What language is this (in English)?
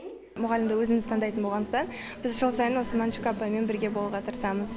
Kazakh